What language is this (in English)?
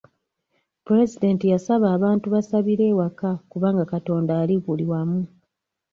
Ganda